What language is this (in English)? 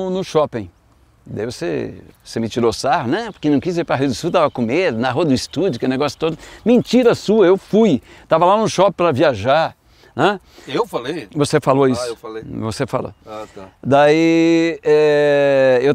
Portuguese